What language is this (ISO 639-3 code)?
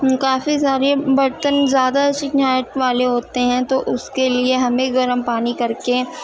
urd